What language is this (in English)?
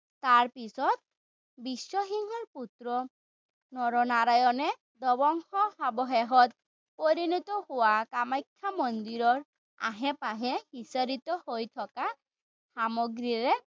Assamese